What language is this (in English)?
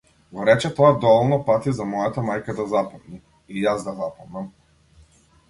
Macedonian